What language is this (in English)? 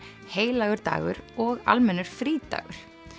Icelandic